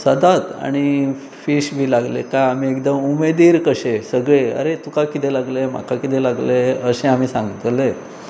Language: Konkani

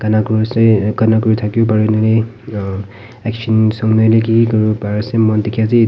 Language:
Naga Pidgin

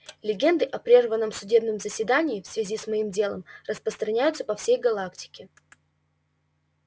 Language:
Russian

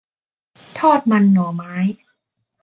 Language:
Thai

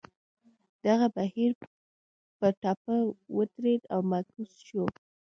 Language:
Pashto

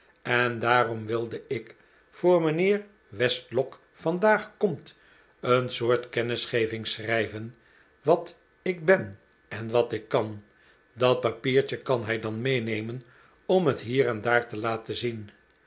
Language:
Dutch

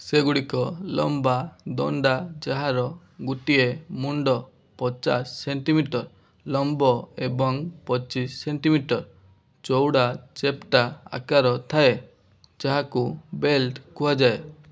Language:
Odia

